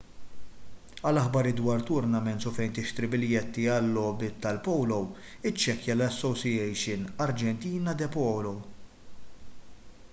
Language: Maltese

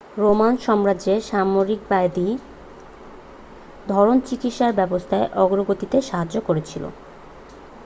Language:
Bangla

